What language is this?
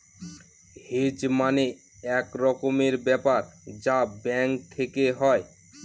Bangla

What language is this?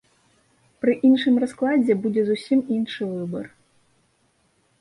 Belarusian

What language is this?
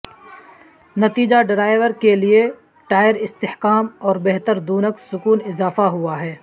Urdu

